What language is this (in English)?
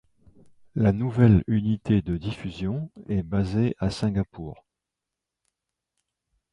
French